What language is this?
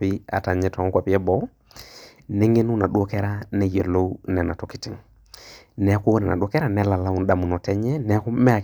Masai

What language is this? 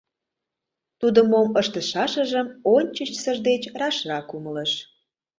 Mari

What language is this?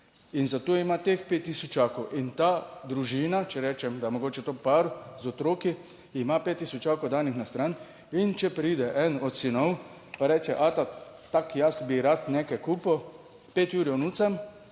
Slovenian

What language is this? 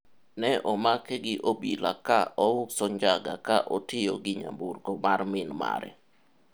Luo (Kenya and Tanzania)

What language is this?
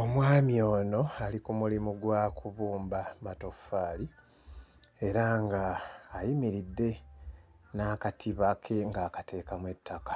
Ganda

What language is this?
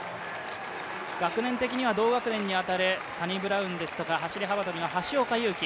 Japanese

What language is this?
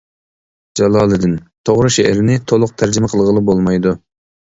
Uyghur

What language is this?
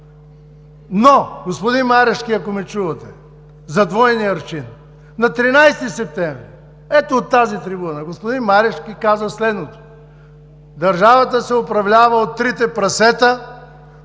Bulgarian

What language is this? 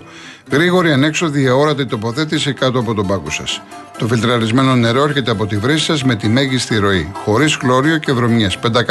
Greek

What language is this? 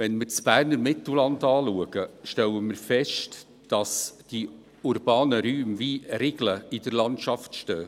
Swiss German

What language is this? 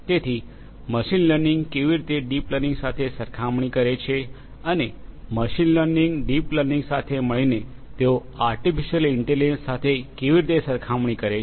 Gujarati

